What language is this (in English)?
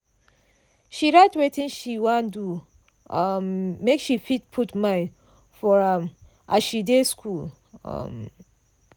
Nigerian Pidgin